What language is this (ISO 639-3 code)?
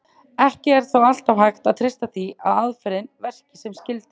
isl